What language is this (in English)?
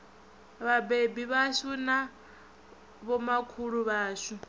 Venda